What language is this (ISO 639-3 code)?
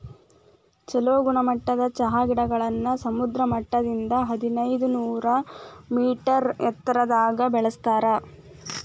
kan